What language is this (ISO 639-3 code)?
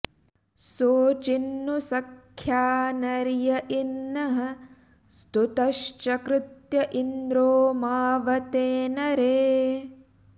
san